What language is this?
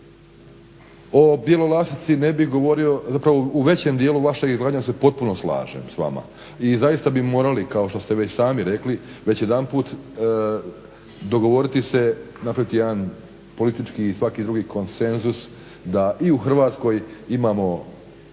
Croatian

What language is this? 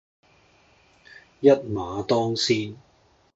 Cantonese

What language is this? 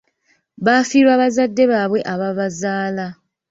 Ganda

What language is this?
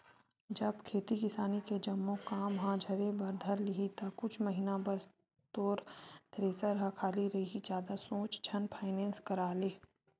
Chhattisgarhi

